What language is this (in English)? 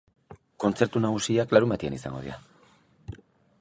Basque